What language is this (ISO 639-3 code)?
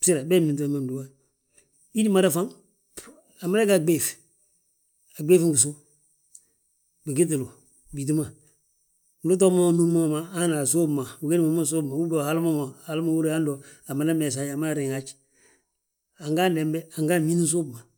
bjt